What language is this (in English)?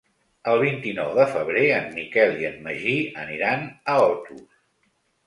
Catalan